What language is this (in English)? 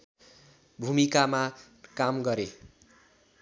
Nepali